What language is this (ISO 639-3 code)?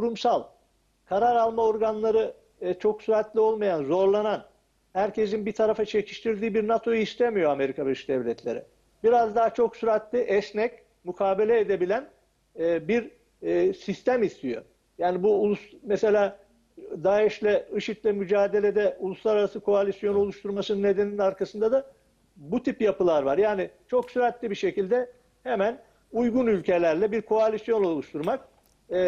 tur